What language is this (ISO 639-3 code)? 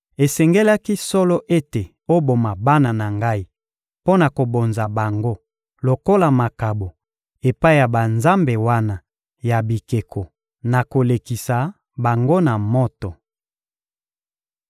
lin